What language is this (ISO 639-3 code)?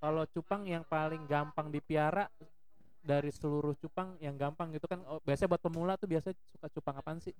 ind